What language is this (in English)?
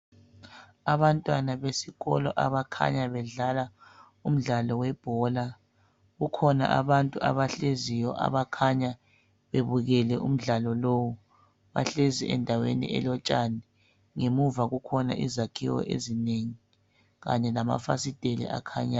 North Ndebele